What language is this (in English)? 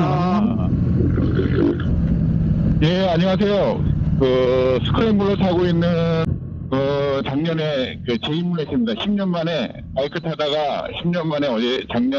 Korean